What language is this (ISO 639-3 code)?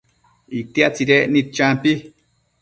mcf